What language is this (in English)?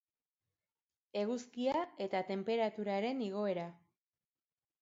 Basque